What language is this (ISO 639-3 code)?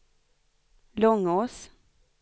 swe